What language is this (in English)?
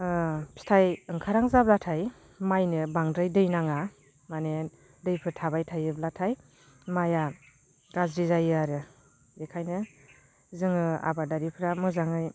Bodo